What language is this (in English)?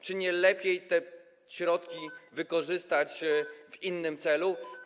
Polish